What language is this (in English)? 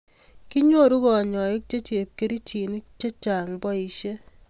Kalenjin